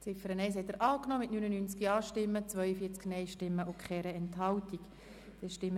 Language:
Swiss German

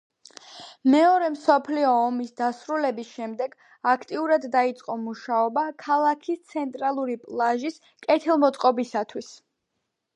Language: Georgian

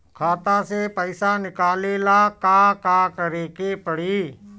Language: Bhojpuri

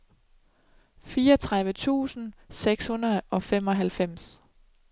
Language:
Danish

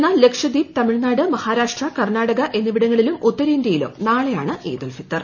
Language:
Malayalam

